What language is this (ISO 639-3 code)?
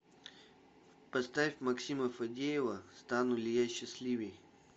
rus